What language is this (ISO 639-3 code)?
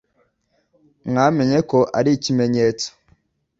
kin